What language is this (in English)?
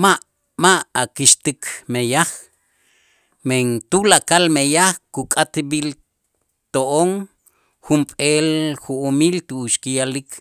Itzá